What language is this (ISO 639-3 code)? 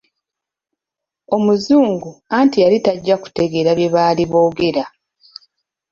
lug